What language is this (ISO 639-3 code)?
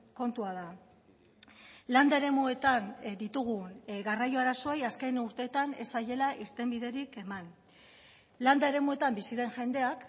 eus